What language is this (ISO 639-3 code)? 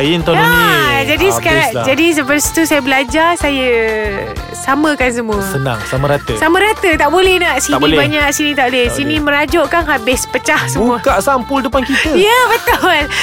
msa